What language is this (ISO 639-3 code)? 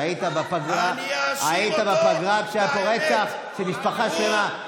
heb